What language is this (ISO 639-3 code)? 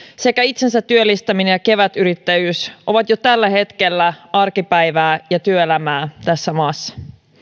fin